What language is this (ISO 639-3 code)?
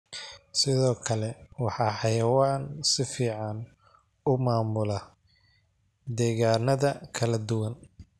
som